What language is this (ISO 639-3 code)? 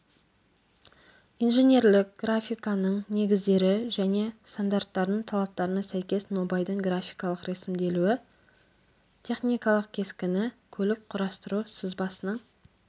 kaz